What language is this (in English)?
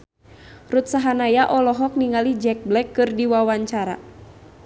Sundanese